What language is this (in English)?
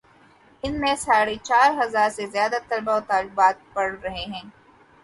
Urdu